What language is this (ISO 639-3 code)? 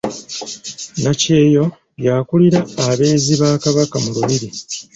lug